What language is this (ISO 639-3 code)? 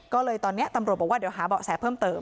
tha